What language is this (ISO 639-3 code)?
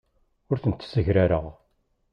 kab